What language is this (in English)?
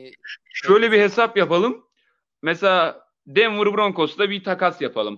Turkish